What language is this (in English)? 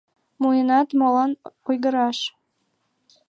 Mari